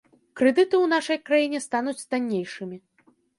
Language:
Belarusian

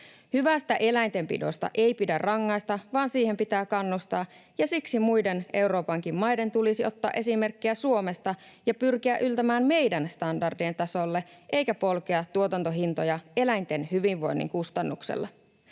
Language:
Finnish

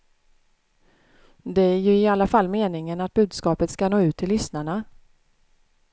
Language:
Swedish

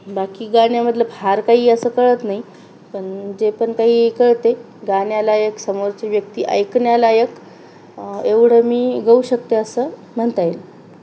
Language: Marathi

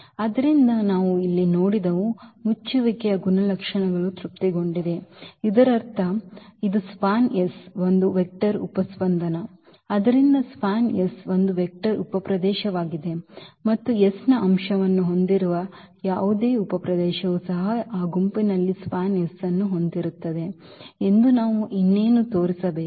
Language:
Kannada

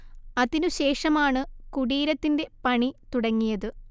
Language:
Malayalam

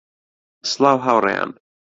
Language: Central Kurdish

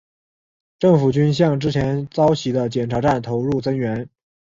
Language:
Chinese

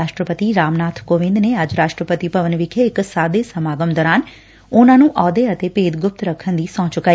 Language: Punjabi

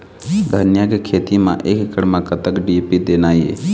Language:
Chhattisgarhi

